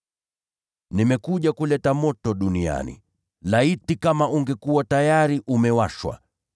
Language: Swahili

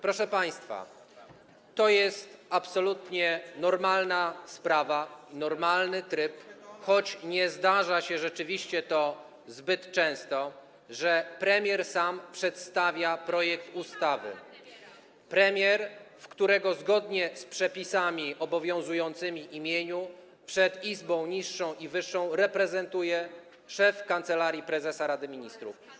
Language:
Polish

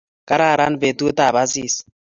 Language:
Kalenjin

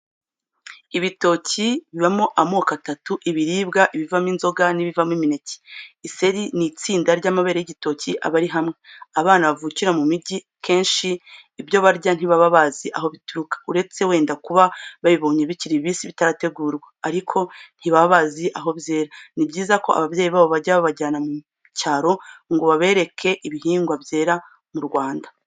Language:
Kinyarwanda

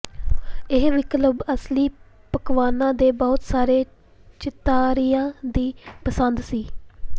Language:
Punjabi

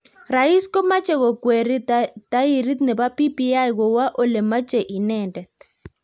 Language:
Kalenjin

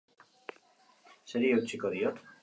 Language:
Basque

